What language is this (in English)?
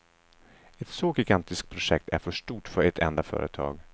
Swedish